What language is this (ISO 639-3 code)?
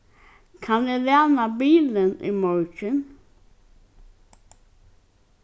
fao